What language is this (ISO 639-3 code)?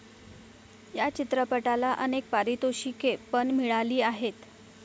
mar